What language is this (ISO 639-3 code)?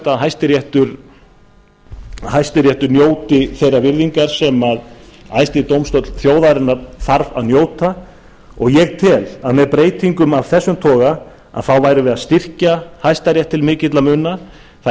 isl